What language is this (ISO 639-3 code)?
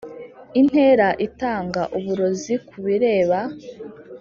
kin